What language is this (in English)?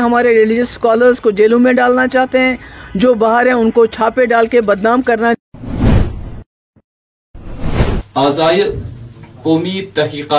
Urdu